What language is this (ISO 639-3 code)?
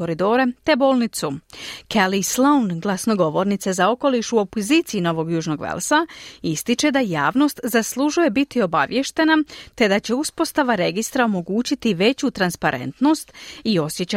hrv